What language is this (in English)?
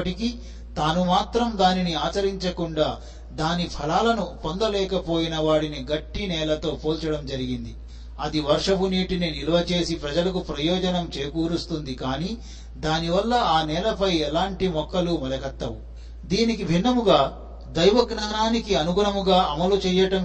Telugu